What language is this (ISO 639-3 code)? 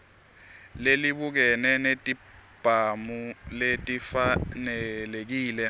ssw